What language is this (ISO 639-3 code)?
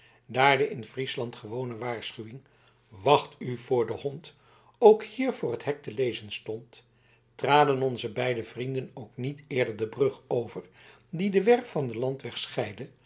nld